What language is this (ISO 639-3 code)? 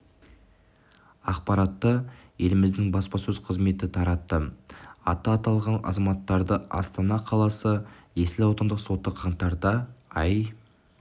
kaz